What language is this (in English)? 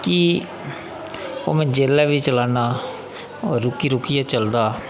Dogri